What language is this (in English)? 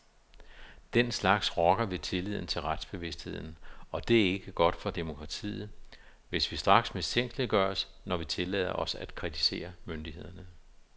Danish